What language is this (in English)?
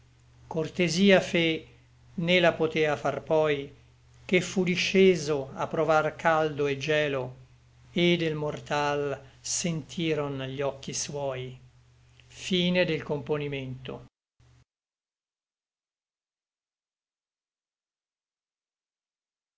Italian